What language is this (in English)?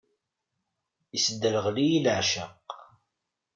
Kabyle